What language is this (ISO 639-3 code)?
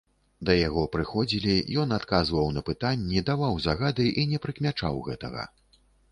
bel